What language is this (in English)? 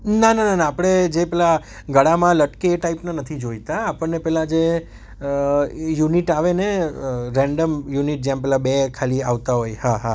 Gujarati